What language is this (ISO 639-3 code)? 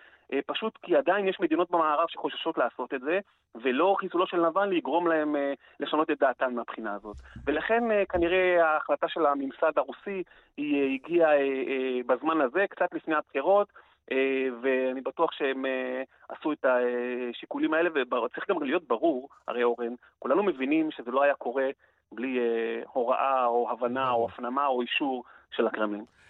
heb